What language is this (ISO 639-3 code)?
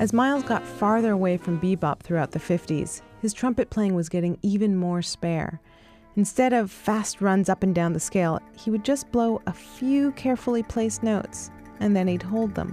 eng